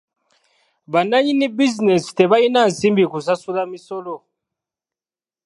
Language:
Ganda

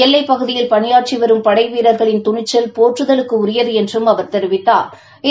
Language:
Tamil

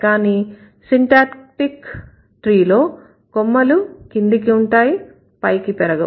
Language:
Telugu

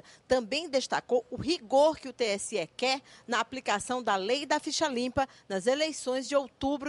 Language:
Portuguese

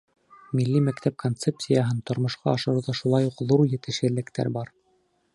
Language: Bashkir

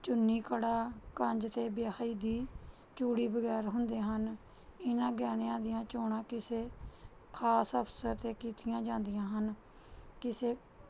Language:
Punjabi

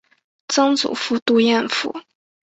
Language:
Chinese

